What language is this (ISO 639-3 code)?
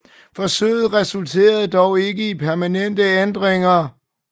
dan